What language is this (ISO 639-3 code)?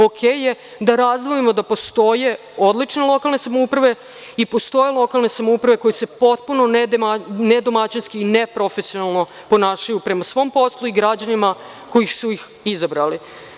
srp